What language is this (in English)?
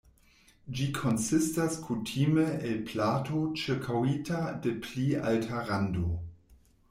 Esperanto